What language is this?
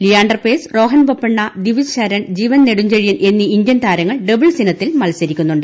Malayalam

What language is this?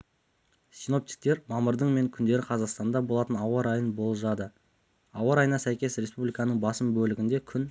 Kazakh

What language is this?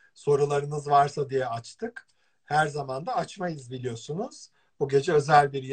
Turkish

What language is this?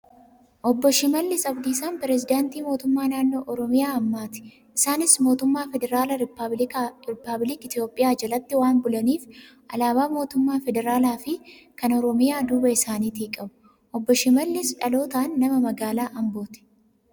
Oromo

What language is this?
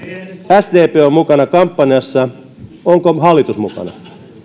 Finnish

